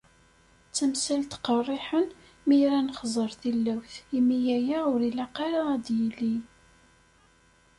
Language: Kabyle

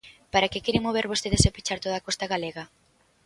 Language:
Galician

